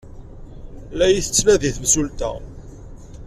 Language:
Kabyle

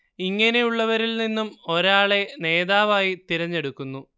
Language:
Malayalam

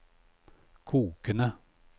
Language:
Norwegian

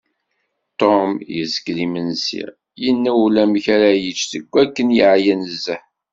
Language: Kabyle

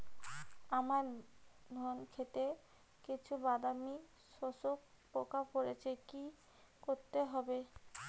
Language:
Bangla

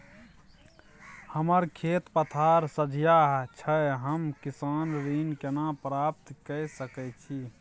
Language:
Maithili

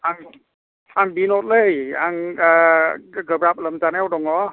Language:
Bodo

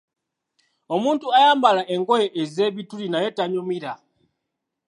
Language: Ganda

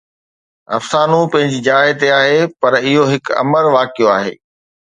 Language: Sindhi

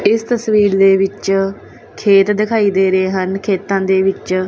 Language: Punjabi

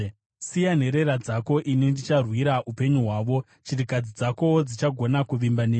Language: Shona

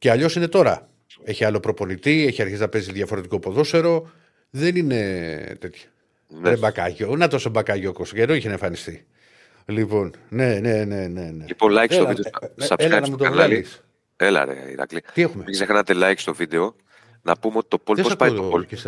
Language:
Greek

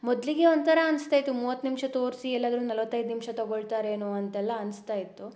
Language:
Kannada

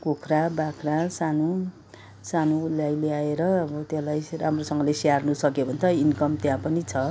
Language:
Nepali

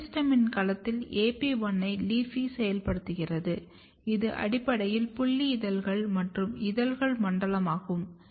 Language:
Tamil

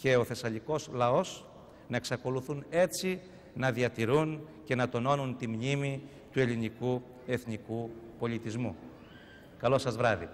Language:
Greek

